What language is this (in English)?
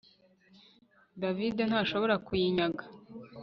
Kinyarwanda